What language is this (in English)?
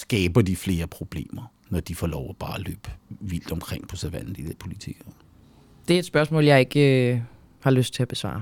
Danish